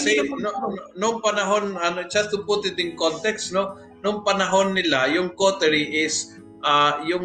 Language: Filipino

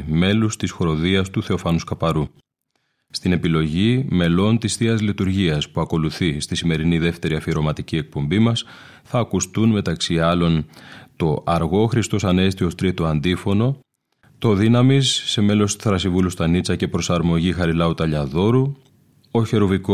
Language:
Greek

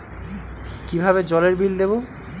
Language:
Bangla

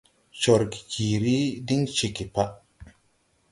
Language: Tupuri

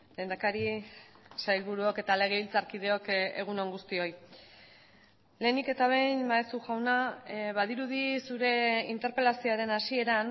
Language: Basque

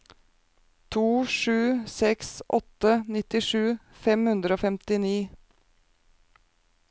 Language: Norwegian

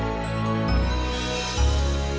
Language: Indonesian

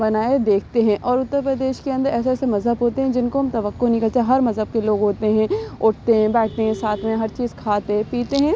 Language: Urdu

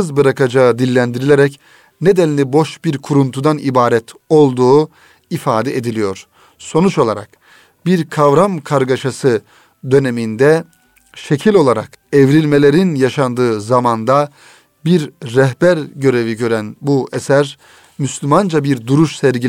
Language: Turkish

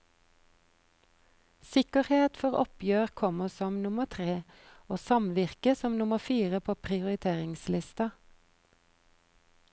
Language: Norwegian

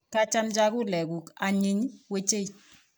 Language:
Kalenjin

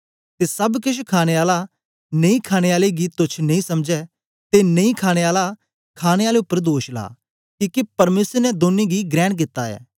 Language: Dogri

